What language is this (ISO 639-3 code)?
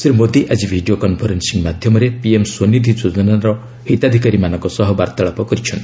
ori